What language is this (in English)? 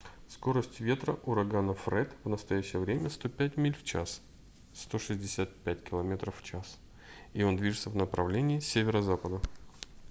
Russian